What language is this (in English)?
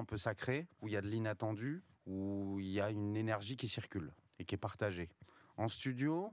French